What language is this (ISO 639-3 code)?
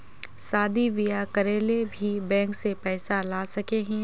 mag